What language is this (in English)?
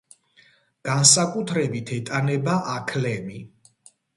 Georgian